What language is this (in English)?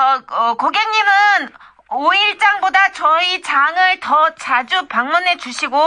Korean